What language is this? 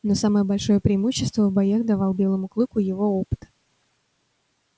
Russian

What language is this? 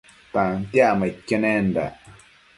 Matsés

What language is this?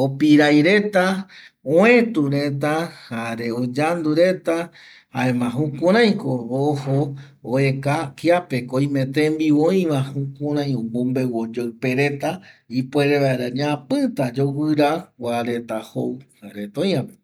Eastern Bolivian Guaraní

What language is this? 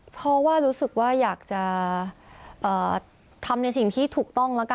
Thai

